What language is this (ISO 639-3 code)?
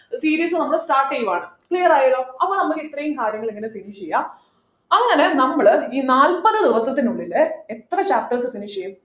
mal